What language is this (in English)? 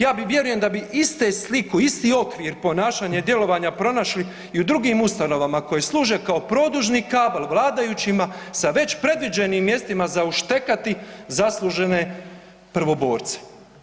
Croatian